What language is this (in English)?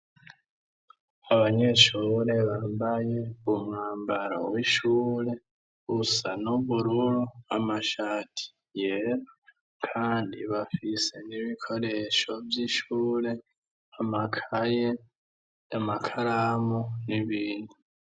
Rundi